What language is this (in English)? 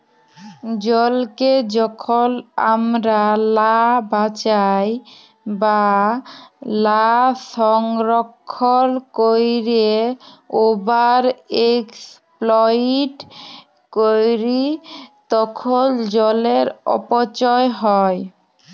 Bangla